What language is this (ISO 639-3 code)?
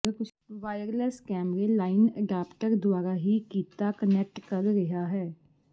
pan